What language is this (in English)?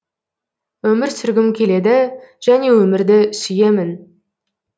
Kazakh